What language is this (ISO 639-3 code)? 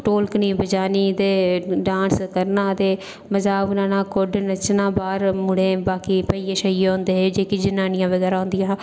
doi